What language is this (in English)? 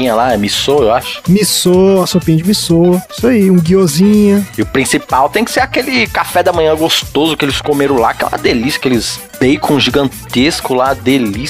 Portuguese